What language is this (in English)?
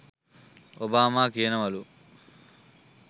Sinhala